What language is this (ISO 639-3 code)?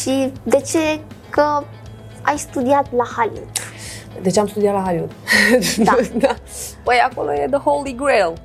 ron